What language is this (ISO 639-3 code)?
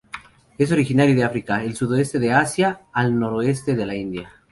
spa